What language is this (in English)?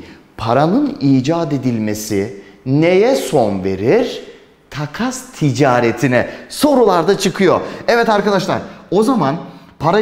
Turkish